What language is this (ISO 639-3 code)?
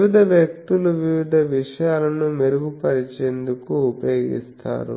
tel